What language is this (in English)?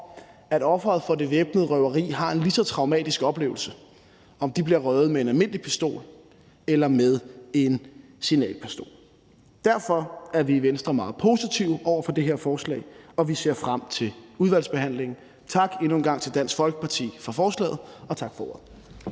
Danish